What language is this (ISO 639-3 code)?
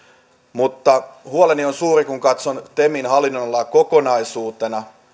fin